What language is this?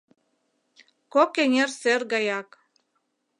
Mari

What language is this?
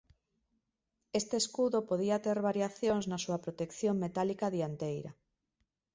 Galician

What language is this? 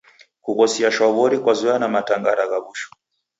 Taita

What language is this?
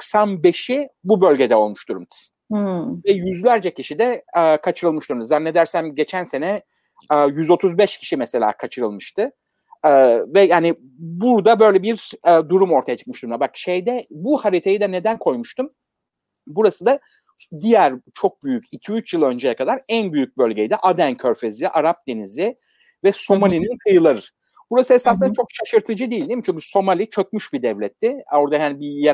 Turkish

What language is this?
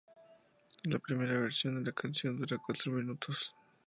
Spanish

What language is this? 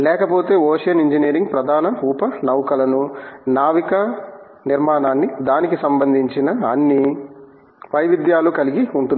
Telugu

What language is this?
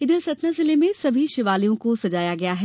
Hindi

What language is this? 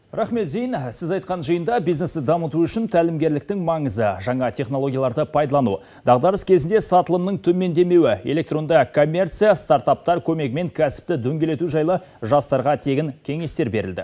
Kazakh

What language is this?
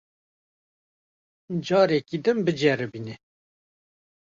Kurdish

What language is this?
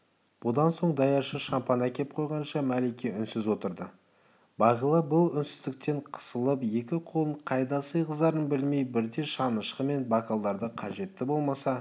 Kazakh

